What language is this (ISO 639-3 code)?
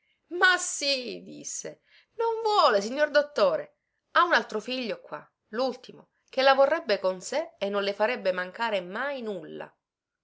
ita